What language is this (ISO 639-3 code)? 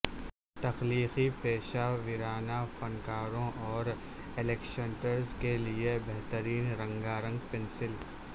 urd